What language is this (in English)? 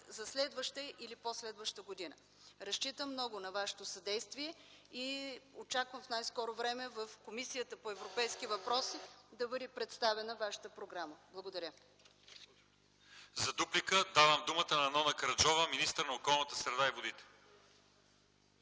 Bulgarian